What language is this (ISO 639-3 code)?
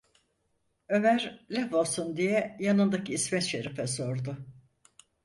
tur